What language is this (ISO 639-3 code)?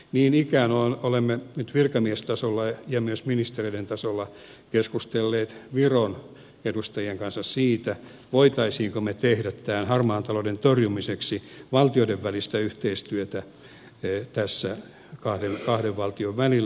fin